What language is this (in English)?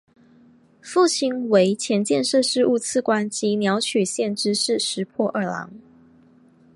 Chinese